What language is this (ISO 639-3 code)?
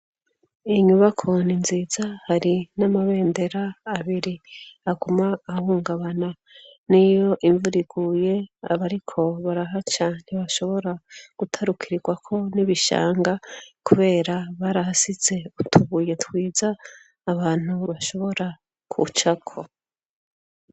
run